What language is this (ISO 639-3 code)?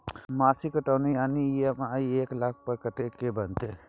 mai